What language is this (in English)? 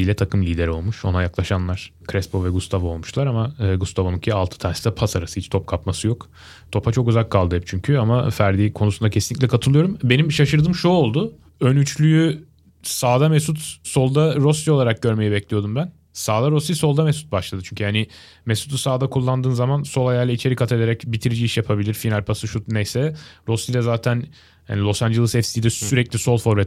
Turkish